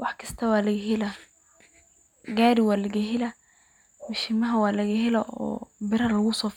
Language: Somali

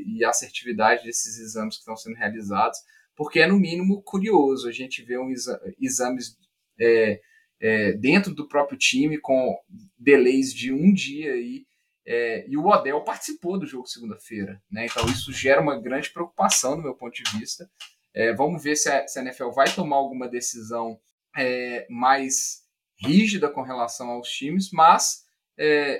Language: Portuguese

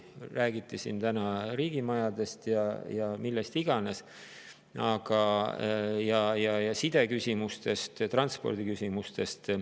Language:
Estonian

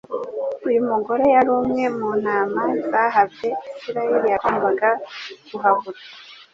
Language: Kinyarwanda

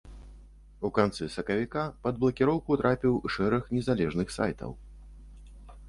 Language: Belarusian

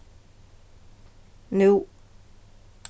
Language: Faroese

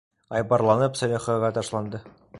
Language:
Bashkir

